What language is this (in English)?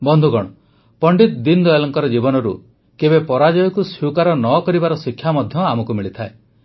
Odia